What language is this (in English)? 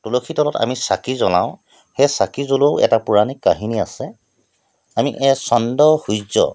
Assamese